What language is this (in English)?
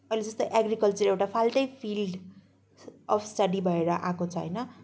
Nepali